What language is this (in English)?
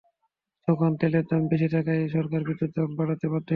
Bangla